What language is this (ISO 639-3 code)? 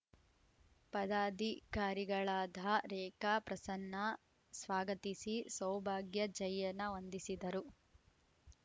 kan